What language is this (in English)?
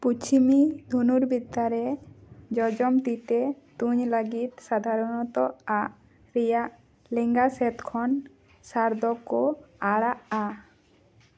Santali